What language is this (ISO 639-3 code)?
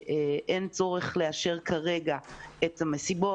heb